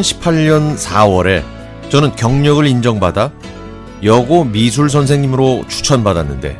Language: Korean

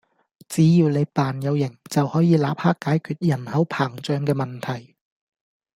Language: Cantonese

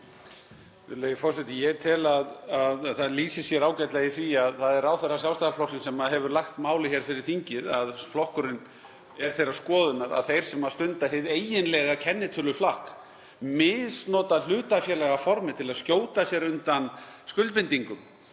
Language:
Icelandic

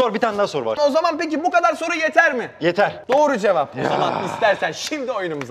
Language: Turkish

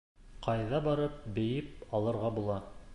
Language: Bashkir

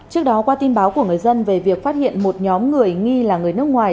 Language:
Vietnamese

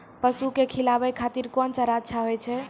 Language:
Maithili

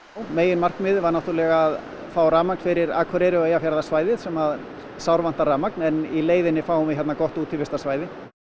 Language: Icelandic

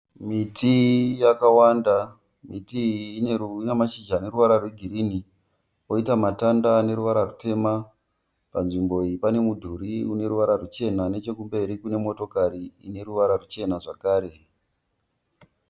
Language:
Shona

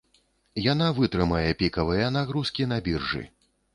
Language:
Belarusian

